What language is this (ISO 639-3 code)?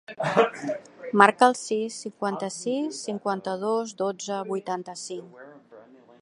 cat